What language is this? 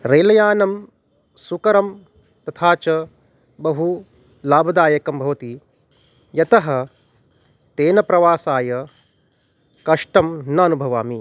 Sanskrit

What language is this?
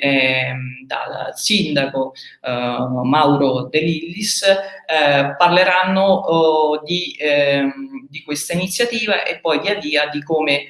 Italian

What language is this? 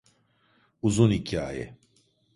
Turkish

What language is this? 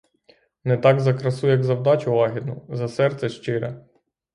Ukrainian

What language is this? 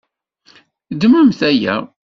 Kabyle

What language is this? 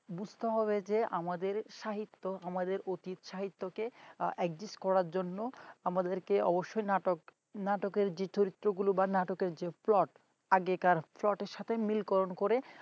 Bangla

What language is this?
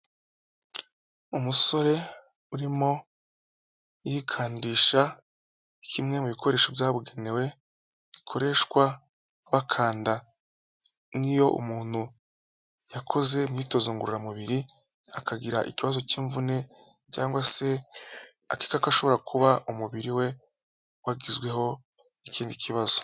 Kinyarwanda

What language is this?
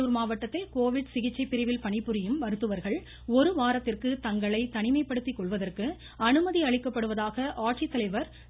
Tamil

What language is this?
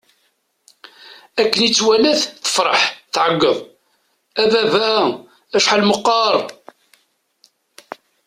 Kabyle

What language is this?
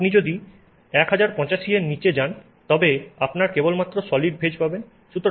Bangla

